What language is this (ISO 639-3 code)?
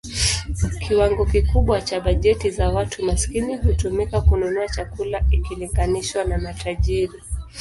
swa